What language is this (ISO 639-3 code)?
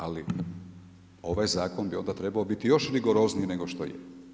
hrv